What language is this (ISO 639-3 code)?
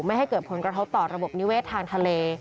tha